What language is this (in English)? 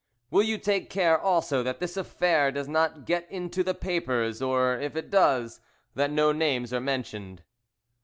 English